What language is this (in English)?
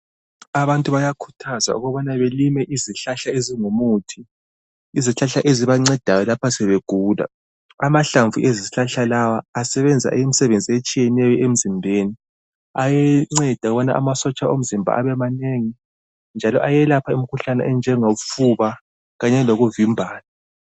North Ndebele